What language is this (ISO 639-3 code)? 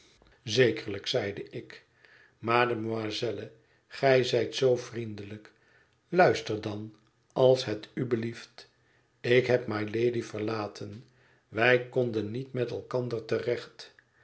nld